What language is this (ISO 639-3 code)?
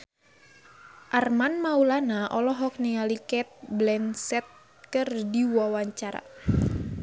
sun